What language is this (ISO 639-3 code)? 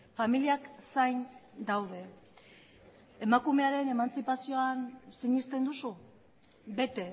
eus